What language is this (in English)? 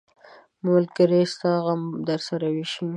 Pashto